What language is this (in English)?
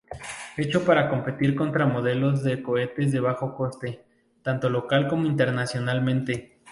Spanish